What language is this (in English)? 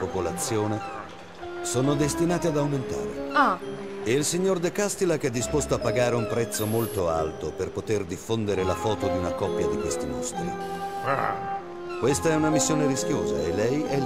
Italian